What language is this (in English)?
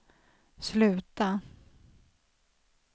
Swedish